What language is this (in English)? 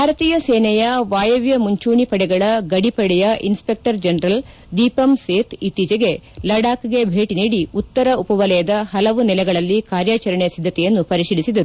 Kannada